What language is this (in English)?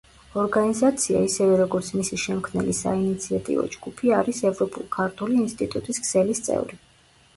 Georgian